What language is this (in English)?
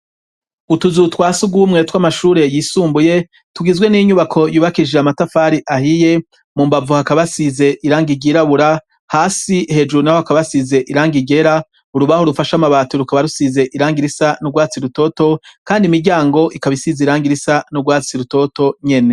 Rundi